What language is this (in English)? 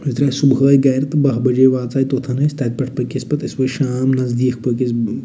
Kashmiri